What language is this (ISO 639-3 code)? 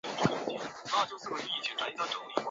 zho